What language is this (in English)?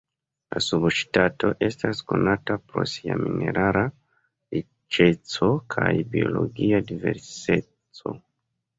Esperanto